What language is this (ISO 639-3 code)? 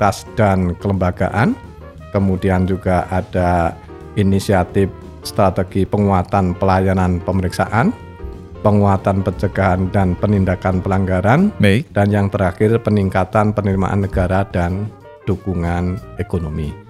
ind